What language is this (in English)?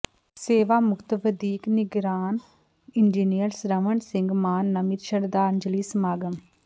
Punjabi